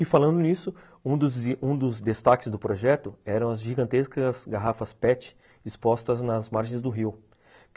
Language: Portuguese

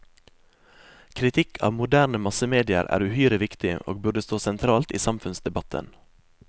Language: Norwegian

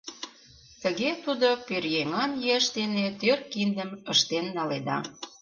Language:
Mari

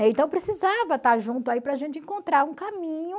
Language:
Portuguese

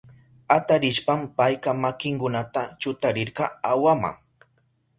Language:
Southern Pastaza Quechua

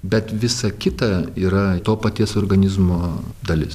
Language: Lithuanian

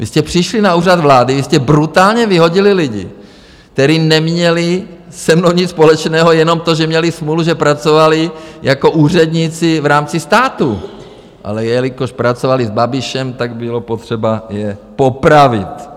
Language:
Czech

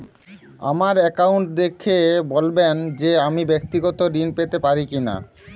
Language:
Bangla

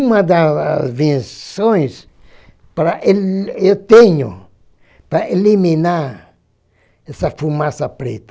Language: Portuguese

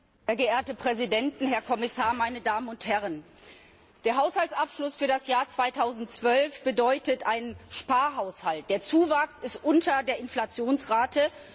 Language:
German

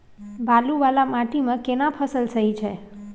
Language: Maithili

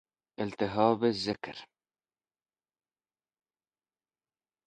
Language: Persian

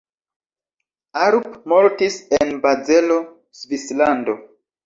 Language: Esperanto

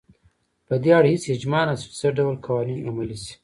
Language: Pashto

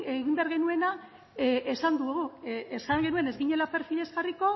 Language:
Basque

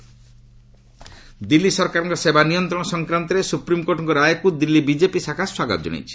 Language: Odia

